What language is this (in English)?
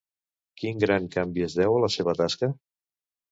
Catalan